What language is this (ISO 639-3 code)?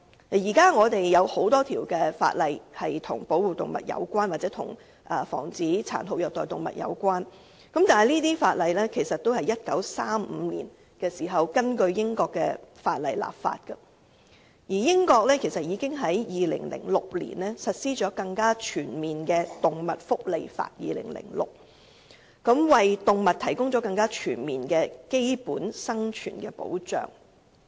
yue